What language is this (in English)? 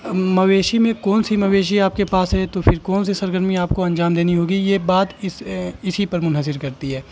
Urdu